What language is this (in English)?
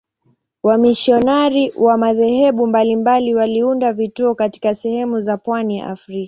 Swahili